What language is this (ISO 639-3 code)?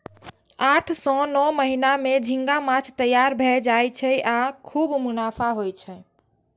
mai